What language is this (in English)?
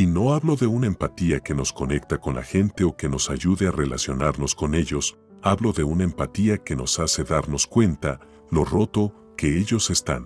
Spanish